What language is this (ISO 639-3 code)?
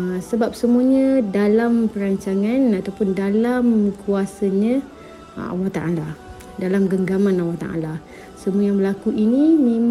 msa